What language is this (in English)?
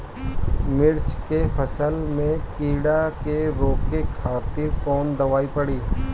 Bhojpuri